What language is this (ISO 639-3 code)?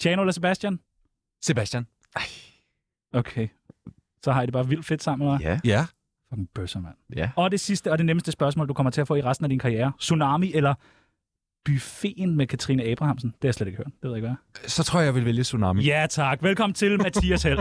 dan